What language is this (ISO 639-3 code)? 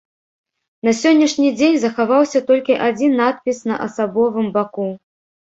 bel